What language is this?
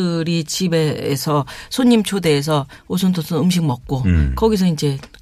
Korean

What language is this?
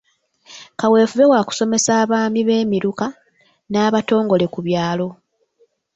Ganda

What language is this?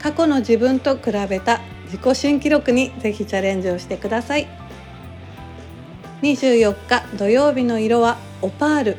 Japanese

